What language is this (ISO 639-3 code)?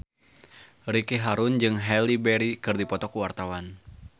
sun